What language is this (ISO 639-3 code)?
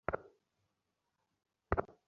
ben